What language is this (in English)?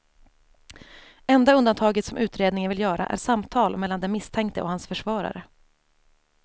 Swedish